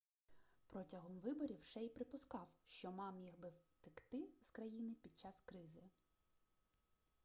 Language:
Ukrainian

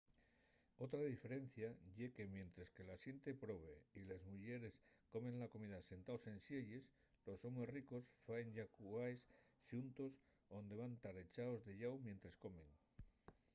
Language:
Asturian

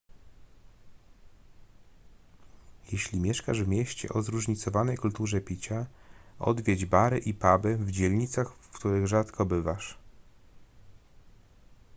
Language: Polish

